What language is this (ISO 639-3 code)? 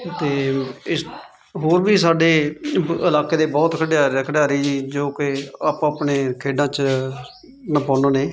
pan